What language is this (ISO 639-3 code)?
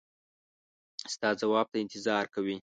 pus